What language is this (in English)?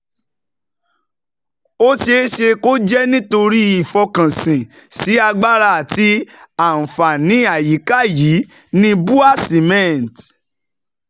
Yoruba